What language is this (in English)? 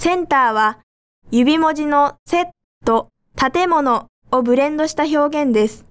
Japanese